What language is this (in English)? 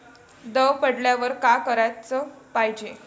Marathi